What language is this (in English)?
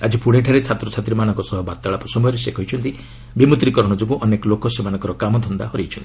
Odia